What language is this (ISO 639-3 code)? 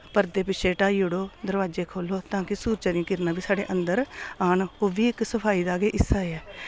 doi